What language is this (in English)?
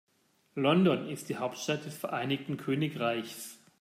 German